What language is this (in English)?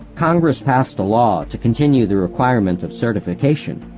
English